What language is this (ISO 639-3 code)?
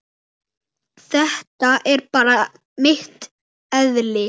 isl